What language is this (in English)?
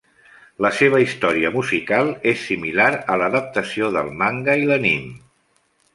Catalan